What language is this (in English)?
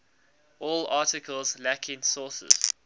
English